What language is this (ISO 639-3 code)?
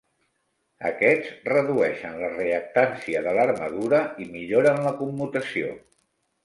cat